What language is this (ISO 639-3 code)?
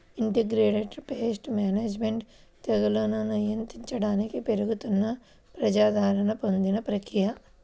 tel